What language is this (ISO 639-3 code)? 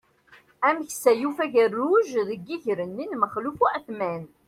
kab